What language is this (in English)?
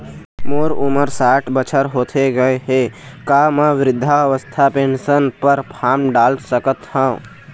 Chhattisgarhi